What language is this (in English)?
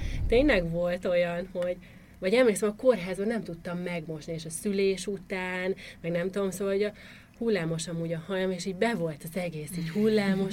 Hungarian